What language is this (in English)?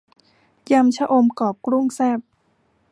Thai